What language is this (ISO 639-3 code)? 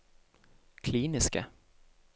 nor